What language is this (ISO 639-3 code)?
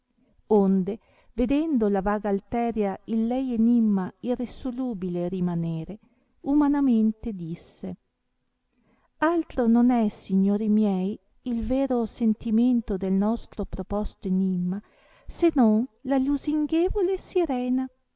ita